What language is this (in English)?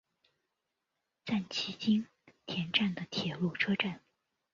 Chinese